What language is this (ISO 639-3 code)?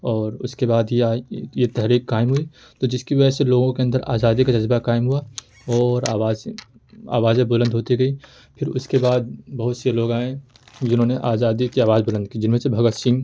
urd